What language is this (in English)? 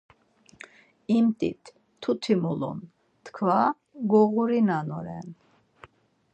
Laz